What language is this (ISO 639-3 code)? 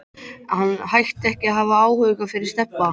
isl